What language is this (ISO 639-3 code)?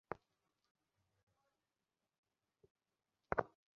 ben